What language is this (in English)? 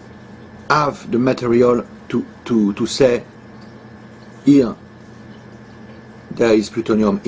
English